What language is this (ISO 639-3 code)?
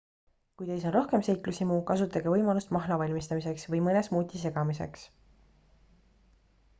est